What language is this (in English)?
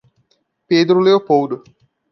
Portuguese